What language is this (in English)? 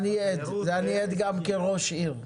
Hebrew